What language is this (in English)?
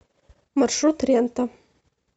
Russian